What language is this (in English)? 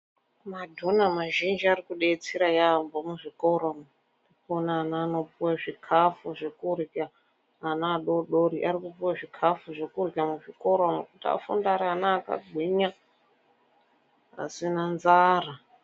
Ndau